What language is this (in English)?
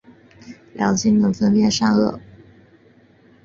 Chinese